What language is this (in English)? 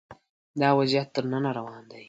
Pashto